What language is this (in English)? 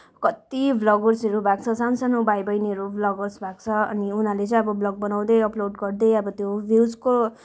Nepali